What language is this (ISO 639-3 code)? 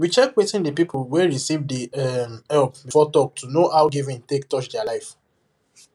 pcm